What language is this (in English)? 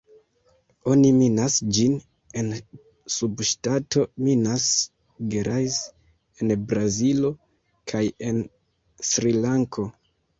Esperanto